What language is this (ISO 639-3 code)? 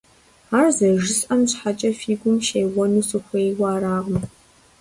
kbd